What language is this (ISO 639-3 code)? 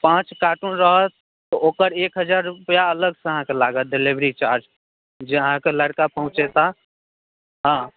mai